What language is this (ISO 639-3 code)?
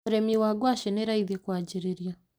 kik